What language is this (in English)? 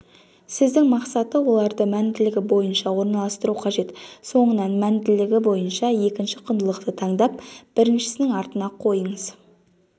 Kazakh